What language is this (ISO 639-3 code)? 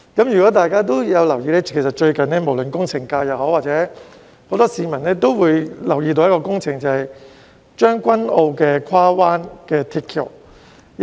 yue